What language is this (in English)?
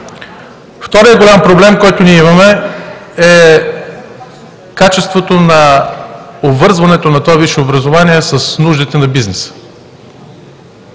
Bulgarian